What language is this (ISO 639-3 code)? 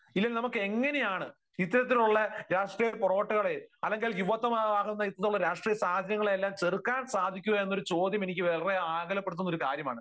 mal